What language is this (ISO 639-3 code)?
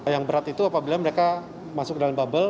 ind